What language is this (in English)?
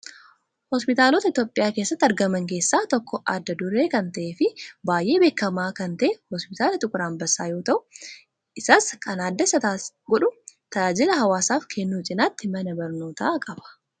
Oromo